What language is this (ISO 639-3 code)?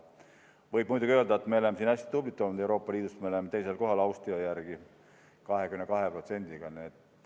est